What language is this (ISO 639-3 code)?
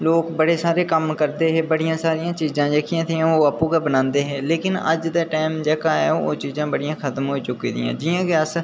doi